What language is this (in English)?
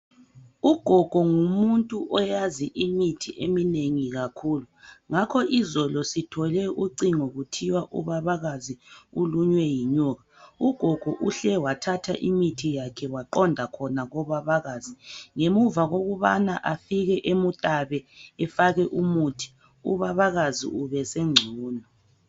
North Ndebele